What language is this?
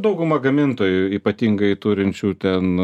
Lithuanian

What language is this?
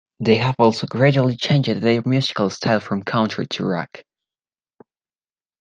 English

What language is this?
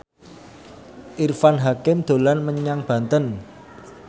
Javanese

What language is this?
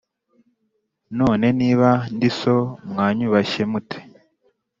Kinyarwanda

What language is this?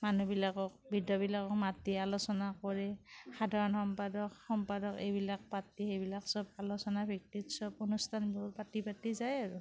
Assamese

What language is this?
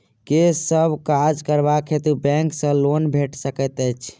Maithili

